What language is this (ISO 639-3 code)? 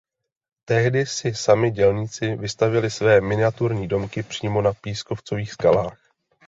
ces